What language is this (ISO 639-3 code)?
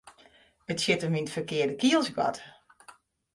fry